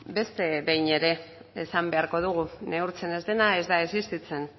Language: Basque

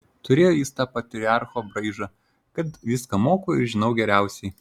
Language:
Lithuanian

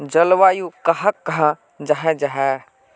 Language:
Magahi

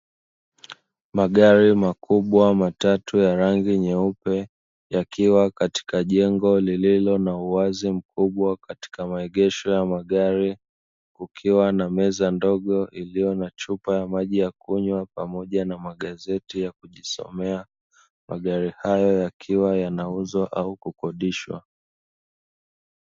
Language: Swahili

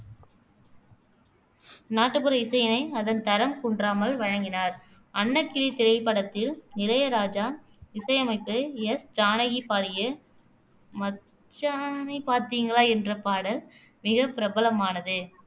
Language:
Tamil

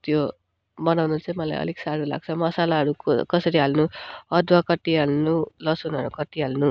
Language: Nepali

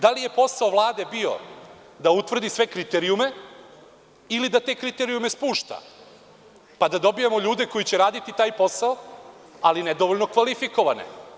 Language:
Serbian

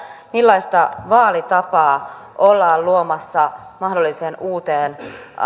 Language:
Finnish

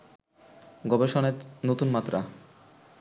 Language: Bangla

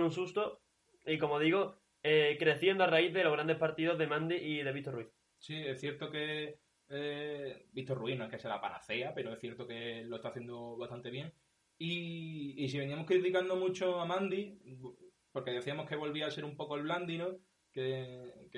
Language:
Spanish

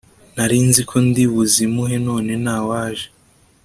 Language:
Kinyarwanda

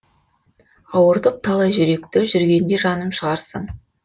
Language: Kazakh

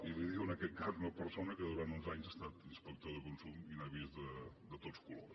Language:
Catalan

